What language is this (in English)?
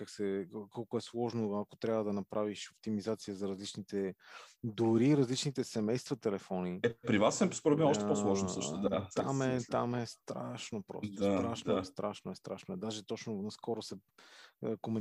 Bulgarian